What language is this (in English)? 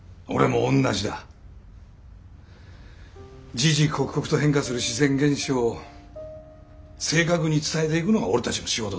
Japanese